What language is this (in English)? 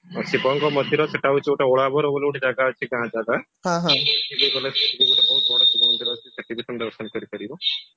Odia